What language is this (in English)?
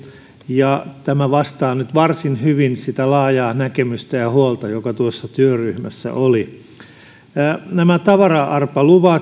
Finnish